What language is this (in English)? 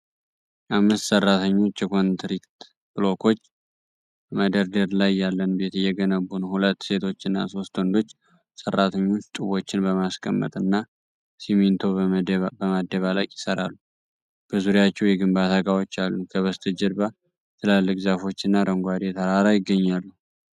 Amharic